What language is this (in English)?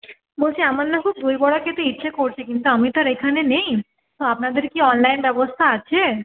Bangla